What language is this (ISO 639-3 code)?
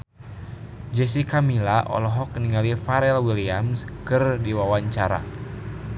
sun